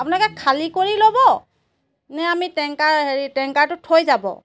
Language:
Assamese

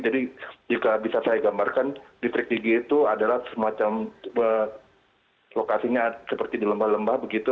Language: Indonesian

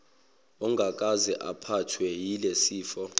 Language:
Zulu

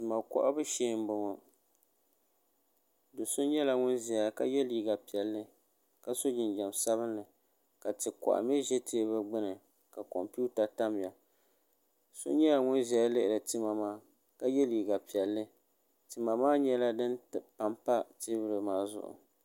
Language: Dagbani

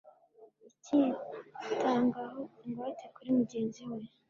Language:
Kinyarwanda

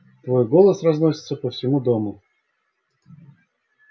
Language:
Russian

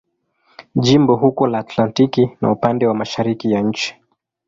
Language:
Swahili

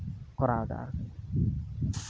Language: Santali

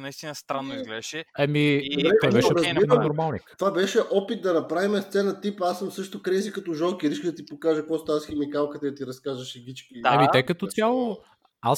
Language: Bulgarian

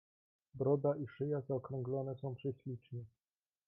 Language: Polish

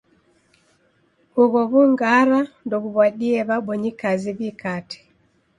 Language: Taita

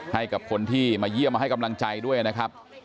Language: Thai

